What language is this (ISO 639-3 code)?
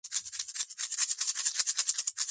kat